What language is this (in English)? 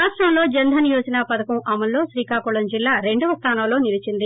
Telugu